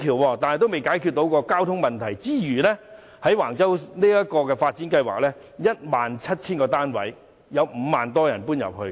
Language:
Cantonese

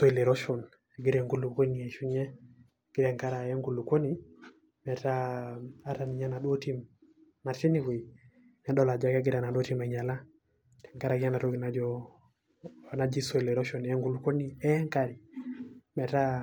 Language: Masai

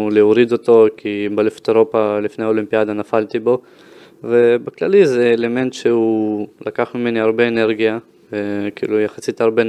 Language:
Hebrew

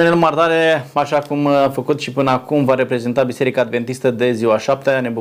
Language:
Romanian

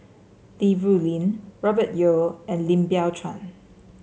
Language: English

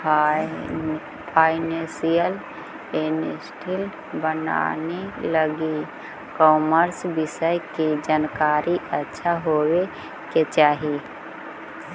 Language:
Magahi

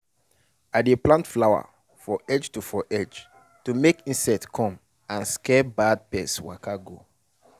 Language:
Nigerian Pidgin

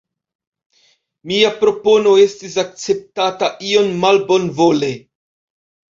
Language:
Esperanto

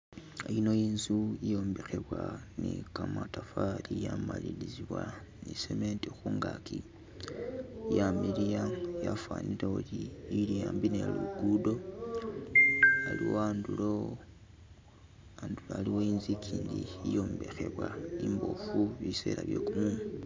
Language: Masaaba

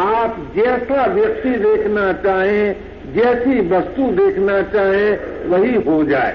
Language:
Hindi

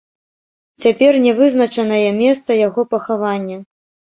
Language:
Belarusian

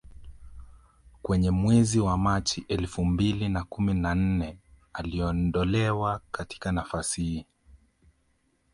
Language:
Swahili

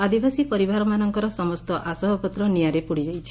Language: Odia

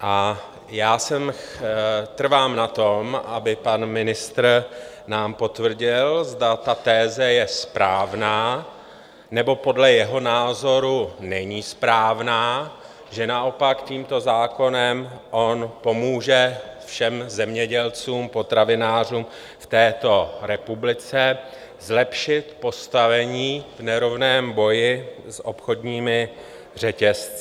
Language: Czech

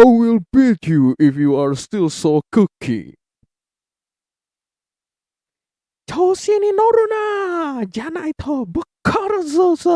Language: Indonesian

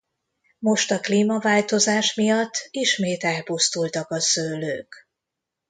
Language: Hungarian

